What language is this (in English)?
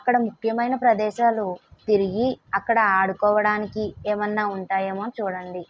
Telugu